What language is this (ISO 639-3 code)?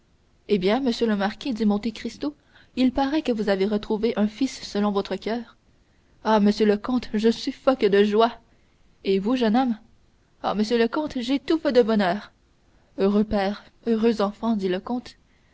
fra